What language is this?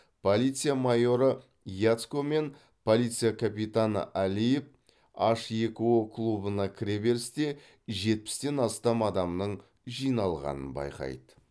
Kazakh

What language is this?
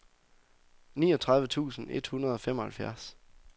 Danish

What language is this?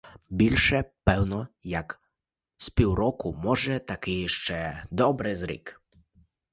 Ukrainian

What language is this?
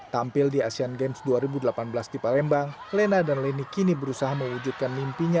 Indonesian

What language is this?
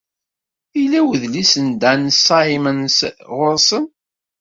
Kabyle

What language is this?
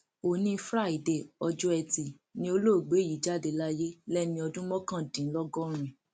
Yoruba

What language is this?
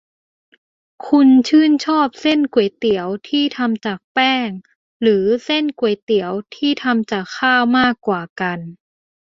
Thai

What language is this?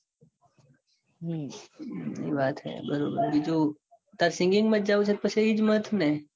Gujarati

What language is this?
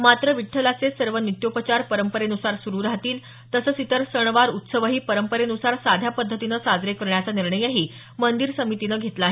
Marathi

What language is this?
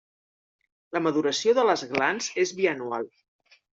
Catalan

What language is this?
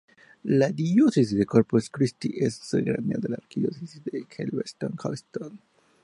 Spanish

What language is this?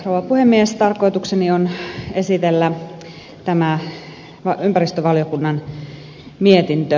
Finnish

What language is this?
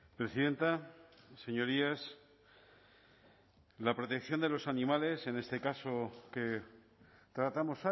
Spanish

